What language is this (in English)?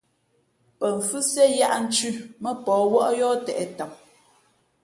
Fe'fe'